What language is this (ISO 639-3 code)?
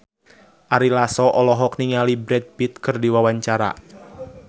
sun